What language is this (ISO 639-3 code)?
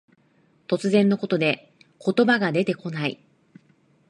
jpn